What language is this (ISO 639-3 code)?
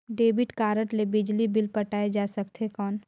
hne